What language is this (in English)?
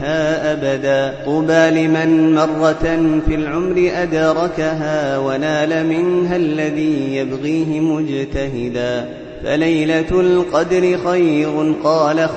Arabic